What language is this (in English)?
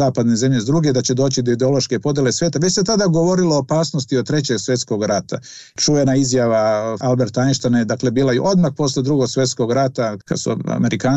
Croatian